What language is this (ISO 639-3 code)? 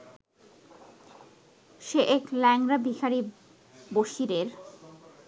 ben